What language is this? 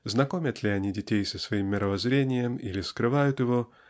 Russian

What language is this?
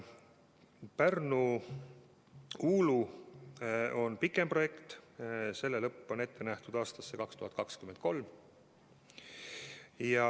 Estonian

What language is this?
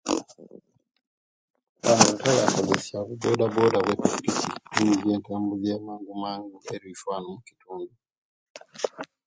Kenyi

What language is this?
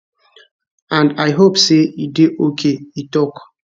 Nigerian Pidgin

